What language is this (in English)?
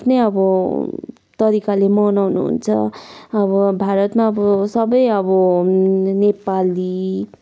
Nepali